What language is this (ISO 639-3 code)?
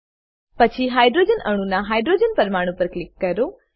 guj